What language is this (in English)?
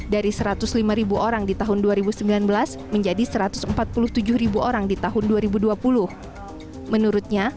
Indonesian